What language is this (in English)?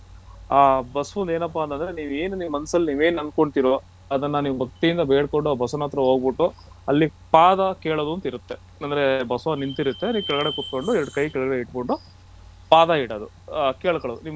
Kannada